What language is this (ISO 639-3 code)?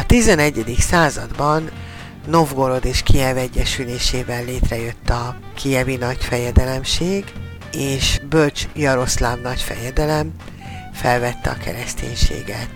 hun